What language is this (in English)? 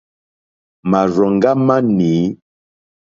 Mokpwe